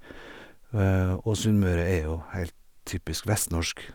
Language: Norwegian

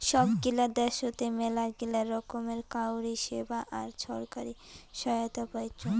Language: Bangla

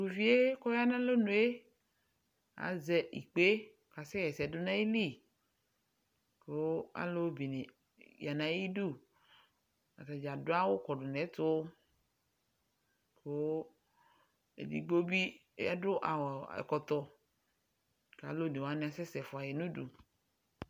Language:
Ikposo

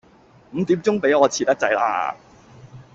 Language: Cantonese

